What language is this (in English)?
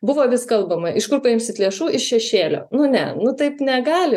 Lithuanian